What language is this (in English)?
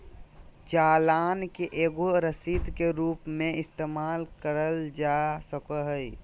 Magahi